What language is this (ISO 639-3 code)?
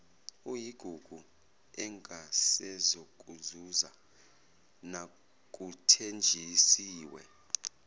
zul